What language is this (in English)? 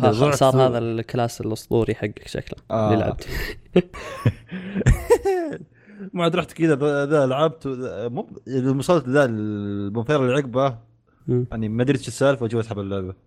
Arabic